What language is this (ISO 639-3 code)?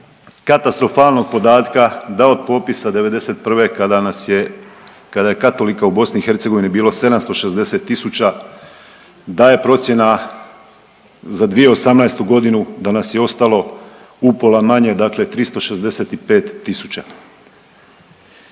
hrv